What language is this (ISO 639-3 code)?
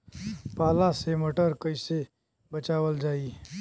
bho